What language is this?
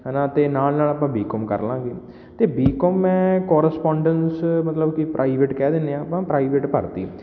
Punjabi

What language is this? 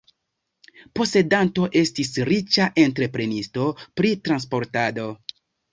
Esperanto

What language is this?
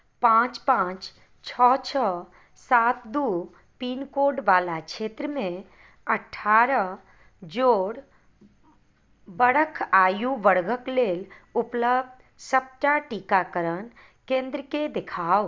Maithili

